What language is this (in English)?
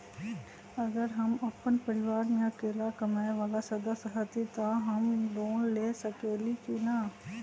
Magahi